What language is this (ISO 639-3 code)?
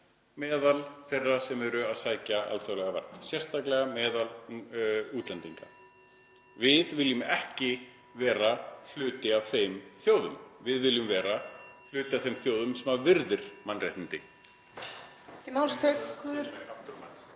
isl